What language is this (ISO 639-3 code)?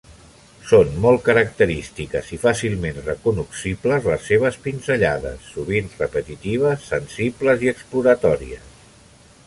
cat